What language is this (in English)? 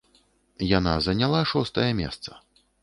Belarusian